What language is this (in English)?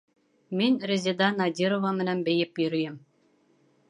Bashkir